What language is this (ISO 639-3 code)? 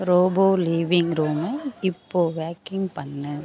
tam